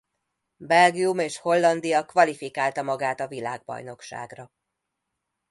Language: Hungarian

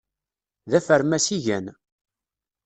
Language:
Kabyle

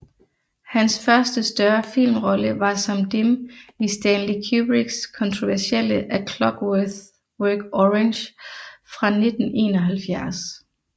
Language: Danish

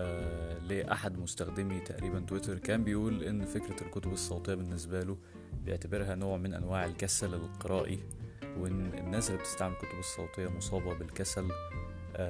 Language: Arabic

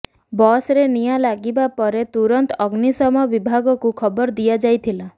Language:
Odia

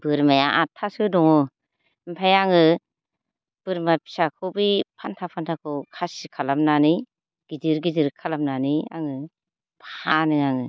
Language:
Bodo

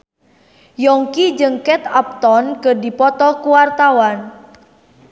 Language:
Sundanese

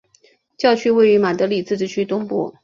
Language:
Chinese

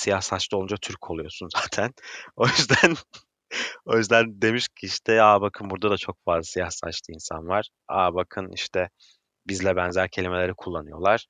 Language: Turkish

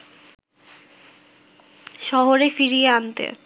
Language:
Bangla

